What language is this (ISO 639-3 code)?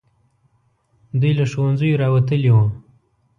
pus